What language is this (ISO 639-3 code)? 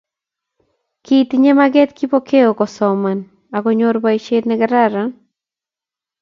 kln